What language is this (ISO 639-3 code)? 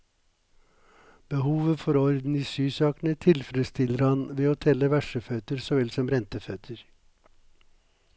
nor